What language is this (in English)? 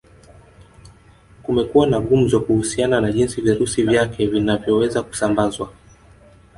Swahili